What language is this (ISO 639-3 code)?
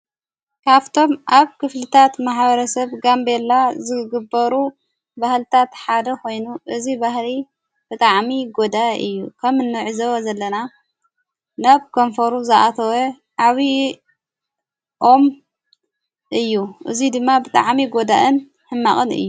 tir